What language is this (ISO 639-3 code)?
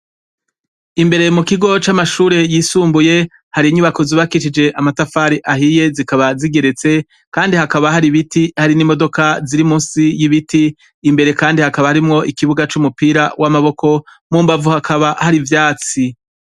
run